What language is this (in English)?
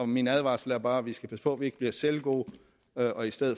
Danish